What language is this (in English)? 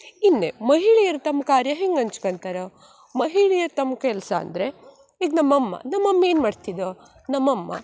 Kannada